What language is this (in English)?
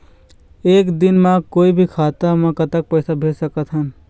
Chhattisgarhi